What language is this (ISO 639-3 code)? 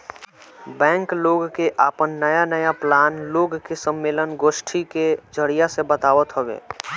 bho